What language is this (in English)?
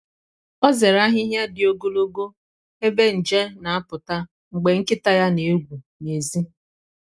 Igbo